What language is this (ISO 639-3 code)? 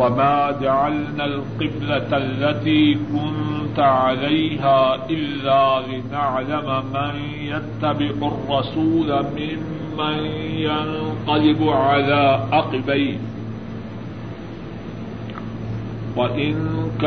urd